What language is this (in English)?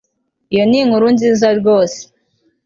Kinyarwanda